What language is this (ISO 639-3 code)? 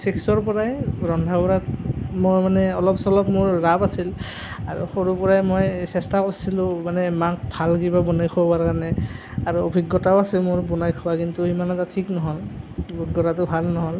asm